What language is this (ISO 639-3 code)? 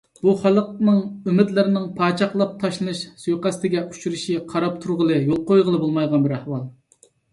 uig